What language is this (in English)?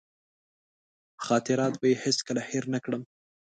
Pashto